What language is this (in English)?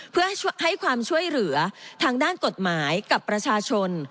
Thai